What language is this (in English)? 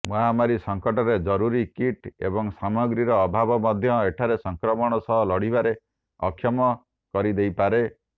Odia